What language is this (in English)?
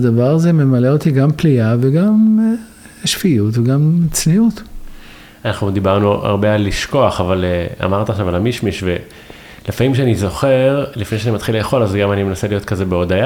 Hebrew